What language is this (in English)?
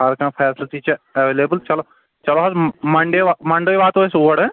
Kashmiri